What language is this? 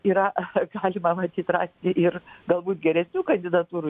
Lithuanian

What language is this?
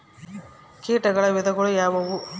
Kannada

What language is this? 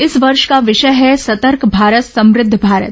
Hindi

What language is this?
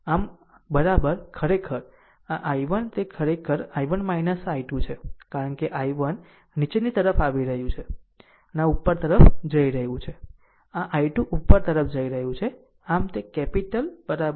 Gujarati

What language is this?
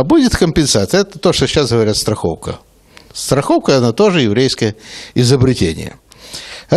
Russian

